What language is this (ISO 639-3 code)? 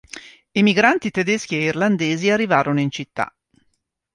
ita